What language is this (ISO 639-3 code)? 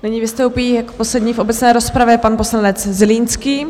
ces